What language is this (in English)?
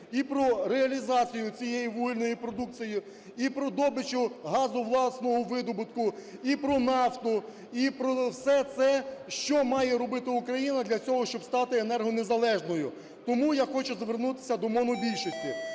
Ukrainian